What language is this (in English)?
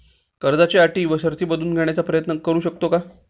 Marathi